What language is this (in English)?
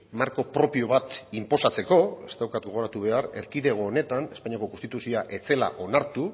Basque